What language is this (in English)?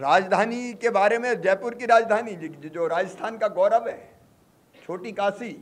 Hindi